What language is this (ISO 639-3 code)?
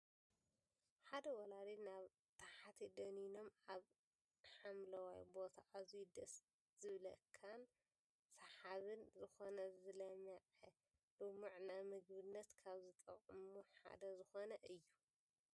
tir